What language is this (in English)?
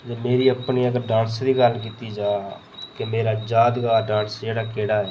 Dogri